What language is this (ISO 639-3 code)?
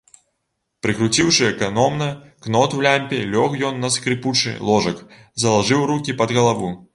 bel